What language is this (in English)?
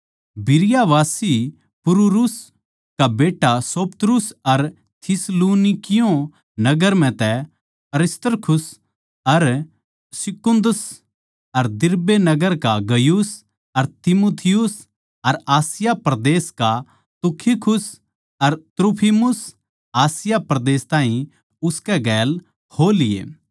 Haryanvi